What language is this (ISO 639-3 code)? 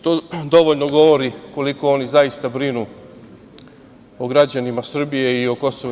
srp